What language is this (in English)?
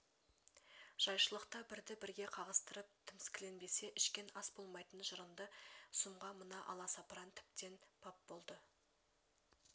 Kazakh